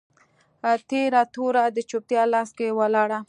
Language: Pashto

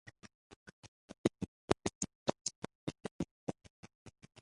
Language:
Esperanto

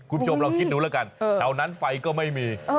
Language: Thai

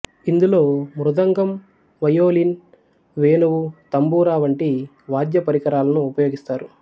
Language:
Telugu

